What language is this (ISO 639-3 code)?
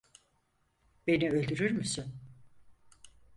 tur